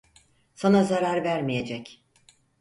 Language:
Turkish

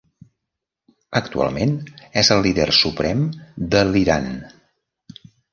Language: Catalan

